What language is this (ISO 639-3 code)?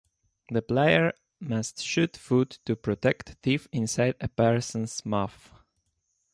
eng